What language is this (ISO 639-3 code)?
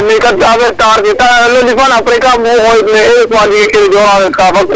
srr